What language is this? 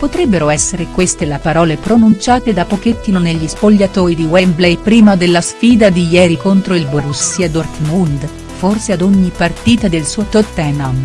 Italian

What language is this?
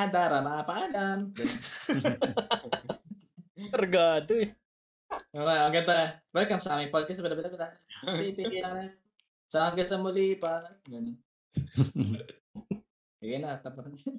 Filipino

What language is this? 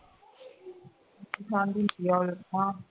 Punjabi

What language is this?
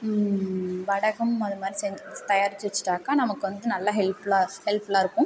Tamil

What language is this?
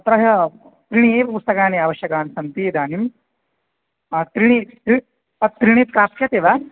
Sanskrit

